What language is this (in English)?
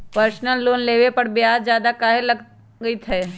Magahi